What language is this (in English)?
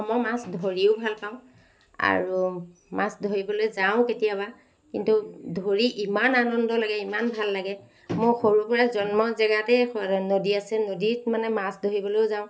Assamese